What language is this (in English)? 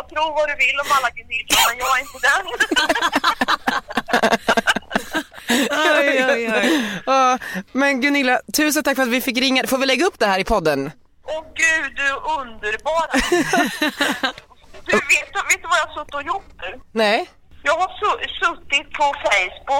Swedish